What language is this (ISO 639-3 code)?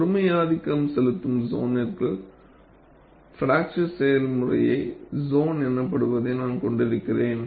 tam